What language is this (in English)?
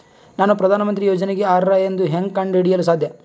Kannada